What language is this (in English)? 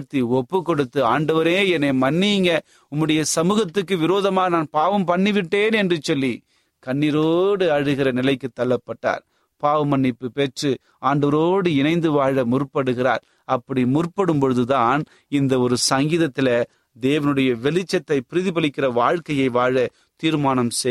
Tamil